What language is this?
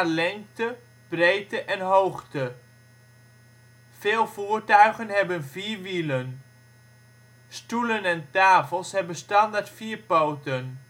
Dutch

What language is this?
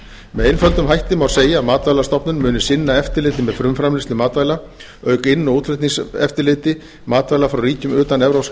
Icelandic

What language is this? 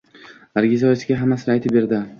Uzbek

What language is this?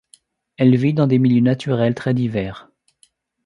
French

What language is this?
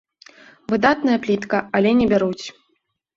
Belarusian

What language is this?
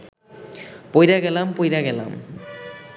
Bangla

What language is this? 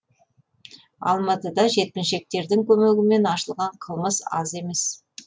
Kazakh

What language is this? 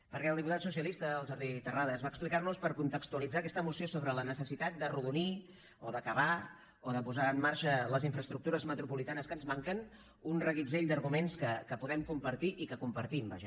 Catalan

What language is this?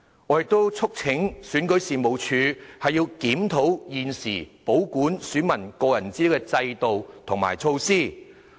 Cantonese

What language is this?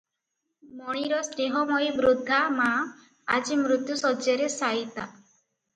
Odia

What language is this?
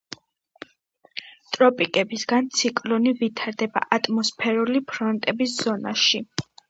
Georgian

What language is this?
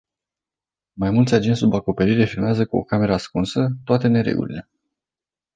Romanian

